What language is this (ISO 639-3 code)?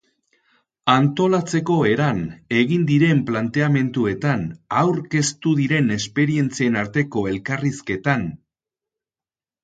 eus